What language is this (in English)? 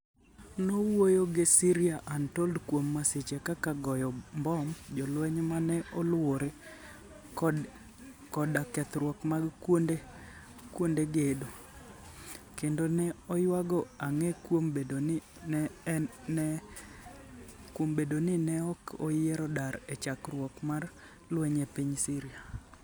Luo (Kenya and Tanzania)